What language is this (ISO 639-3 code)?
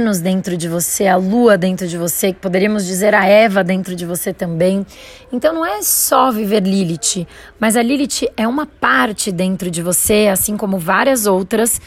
por